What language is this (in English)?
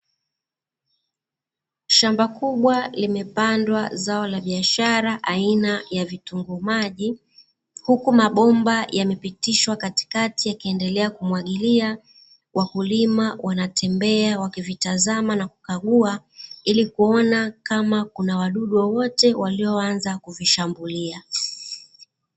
Swahili